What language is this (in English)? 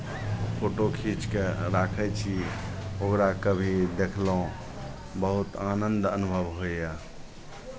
Maithili